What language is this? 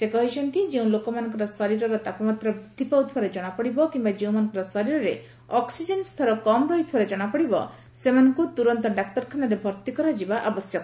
Odia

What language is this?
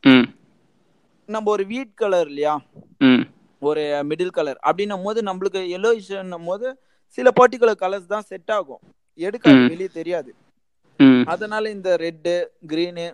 Tamil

